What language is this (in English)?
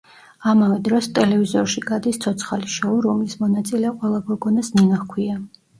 Georgian